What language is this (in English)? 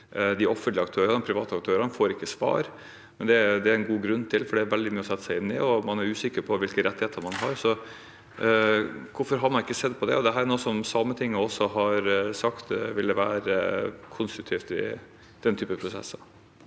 Norwegian